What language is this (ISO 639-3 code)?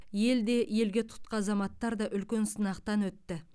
kaz